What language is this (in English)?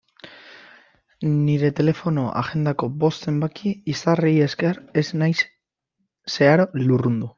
Basque